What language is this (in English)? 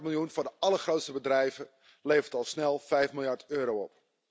Dutch